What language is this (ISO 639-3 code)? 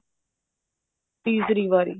pan